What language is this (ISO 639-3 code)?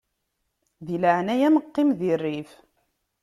kab